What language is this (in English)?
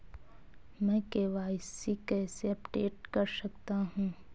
Hindi